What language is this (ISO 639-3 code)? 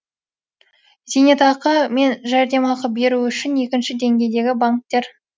kaz